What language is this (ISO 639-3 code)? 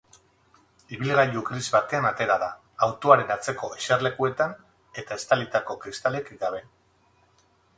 eus